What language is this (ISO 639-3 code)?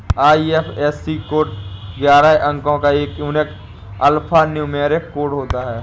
hin